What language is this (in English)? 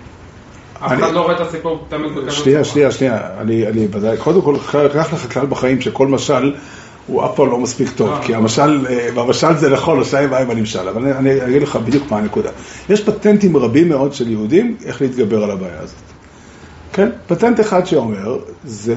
Hebrew